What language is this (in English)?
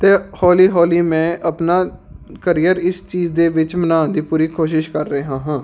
Punjabi